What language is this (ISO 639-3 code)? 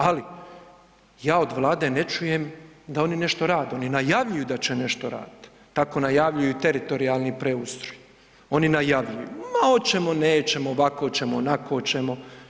hrv